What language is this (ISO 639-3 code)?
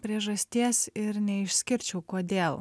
lit